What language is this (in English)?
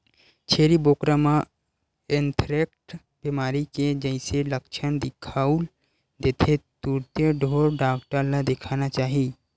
Chhattisgarhi